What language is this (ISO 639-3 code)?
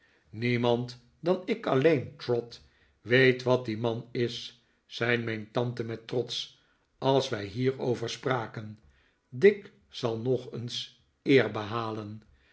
nld